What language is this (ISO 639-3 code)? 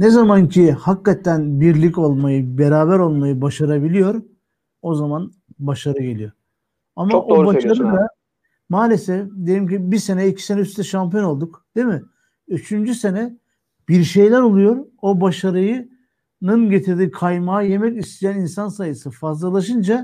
tur